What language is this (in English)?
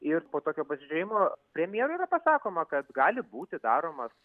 Lithuanian